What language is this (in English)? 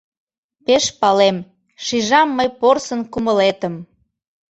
Mari